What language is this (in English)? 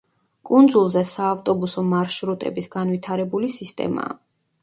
Georgian